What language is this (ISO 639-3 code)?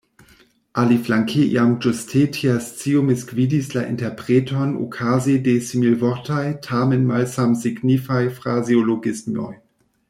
epo